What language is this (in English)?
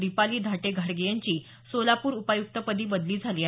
Marathi